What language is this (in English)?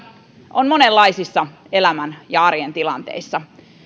Finnish